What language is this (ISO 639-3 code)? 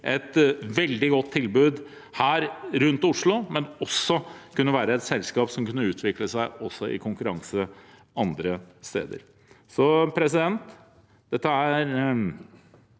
nor